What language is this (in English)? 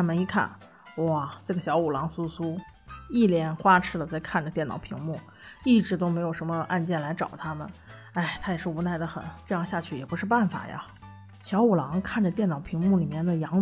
Chinese